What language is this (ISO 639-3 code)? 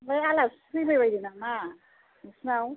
brx